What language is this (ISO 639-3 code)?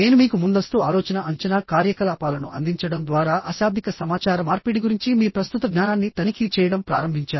tel